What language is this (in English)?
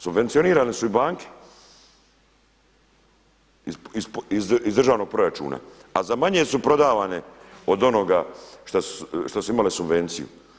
Croatian